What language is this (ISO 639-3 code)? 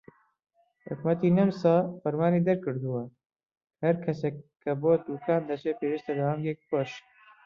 ckb